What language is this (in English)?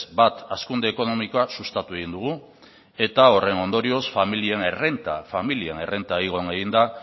Basque